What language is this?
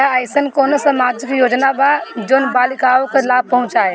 Bhojpuri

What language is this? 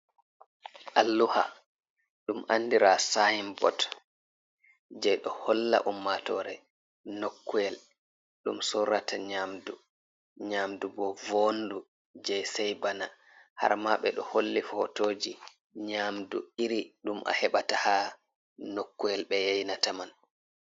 Fula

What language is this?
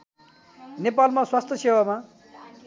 Nepali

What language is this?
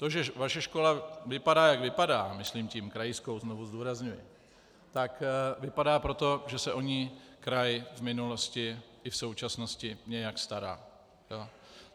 Czech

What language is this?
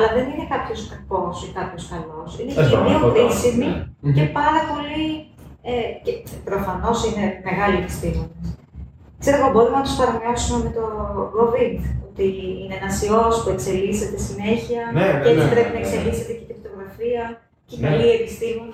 Greek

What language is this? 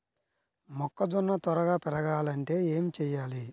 Telugu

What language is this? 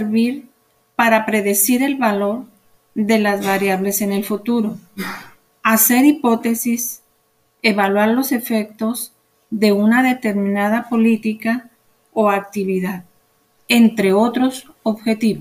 Spanish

